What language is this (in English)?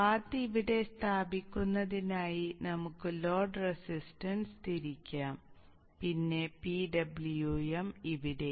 Malayalam